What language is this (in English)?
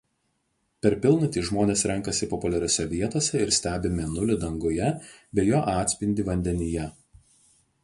Lithuanian